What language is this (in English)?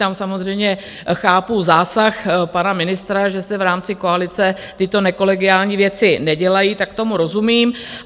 Czech